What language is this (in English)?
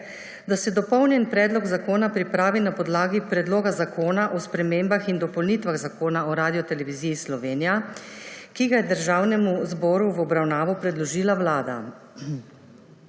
Slovenian